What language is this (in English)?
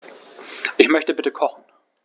German